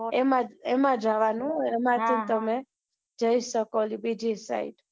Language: Gujarati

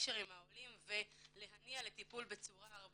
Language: Hebrew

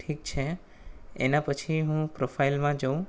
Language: Gujarati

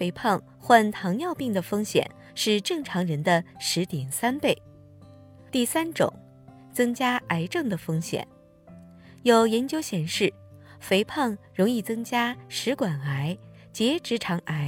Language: Chinese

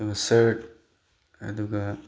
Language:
Manipuri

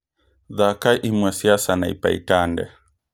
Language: Kikuyu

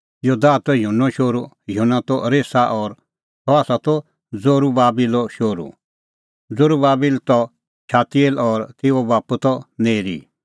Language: Kullu Pahari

